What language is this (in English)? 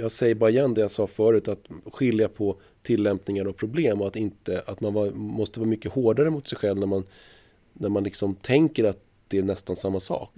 Swedish